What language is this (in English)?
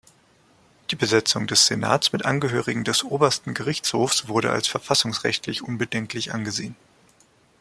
German